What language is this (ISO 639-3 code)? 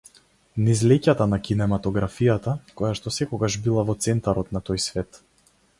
mkd